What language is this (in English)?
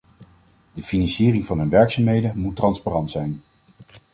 Dutch